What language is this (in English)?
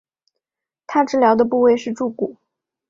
Chinese